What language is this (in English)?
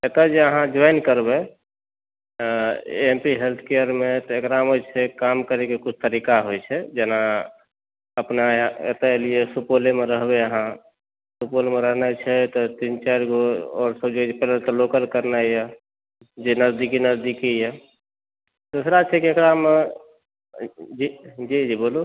Maithili